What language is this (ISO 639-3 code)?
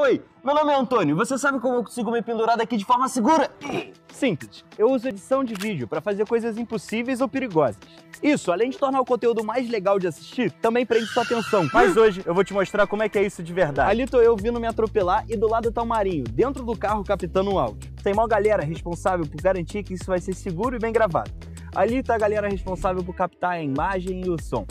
por